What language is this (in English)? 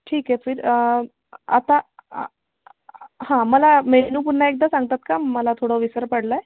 Marathi